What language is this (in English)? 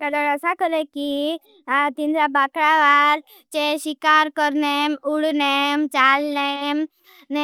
Bhili